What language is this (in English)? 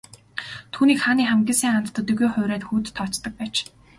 Mongolian